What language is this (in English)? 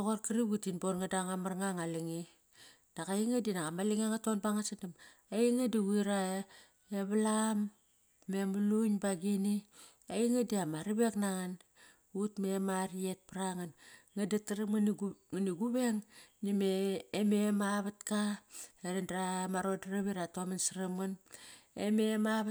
Kairak